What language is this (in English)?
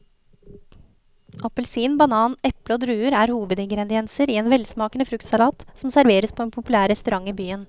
Norwegian